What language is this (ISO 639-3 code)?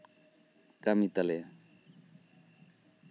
sat